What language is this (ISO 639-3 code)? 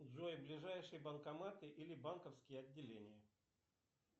rus